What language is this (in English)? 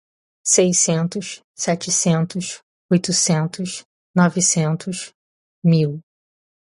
Portuguese